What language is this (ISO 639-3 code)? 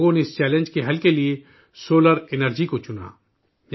urd